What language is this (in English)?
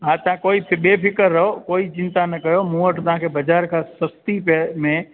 Sindhi